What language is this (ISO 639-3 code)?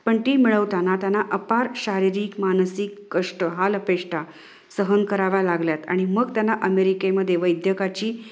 mar